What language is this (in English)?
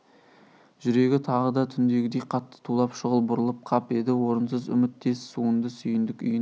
Kazakh